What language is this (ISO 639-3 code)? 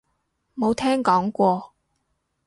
yue